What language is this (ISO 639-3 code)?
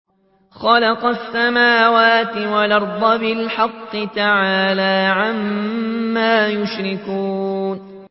ara